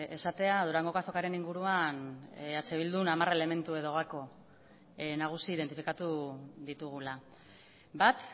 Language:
Basque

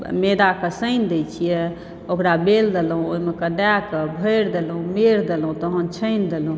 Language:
Maithili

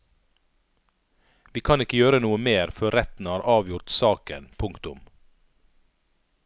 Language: Norwegian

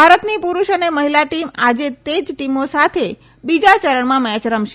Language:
Gujarati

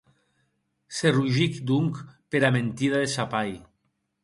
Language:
Occitan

